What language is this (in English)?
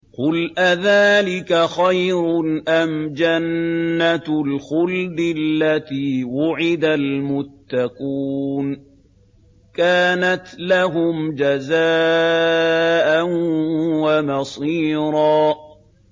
Arabic